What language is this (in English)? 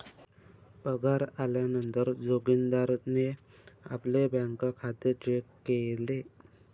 Marathi